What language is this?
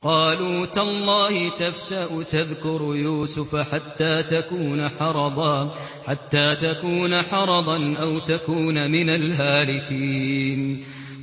Arabic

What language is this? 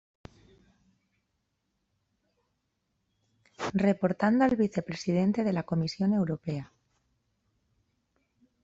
Spanish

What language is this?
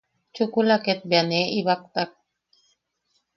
Yaqui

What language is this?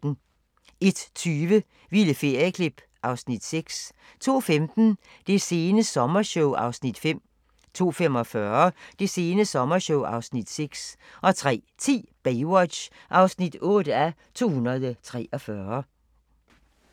Danish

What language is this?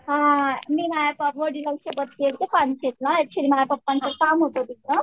Marathi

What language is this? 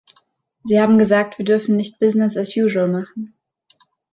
German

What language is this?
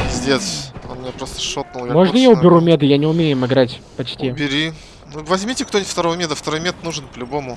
Russian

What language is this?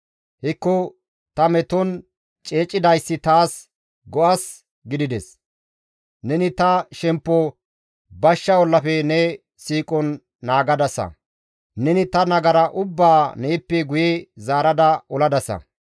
Gamo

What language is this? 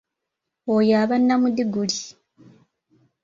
Ganda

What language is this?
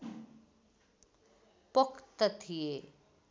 Nepali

